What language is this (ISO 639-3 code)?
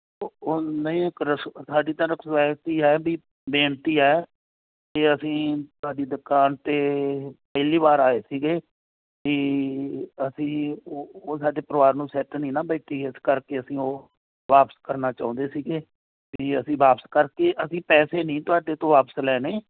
pan